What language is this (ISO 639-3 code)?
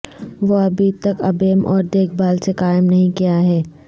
urd